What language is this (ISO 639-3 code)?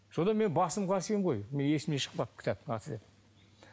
kaz